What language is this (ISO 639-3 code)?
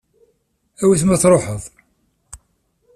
kab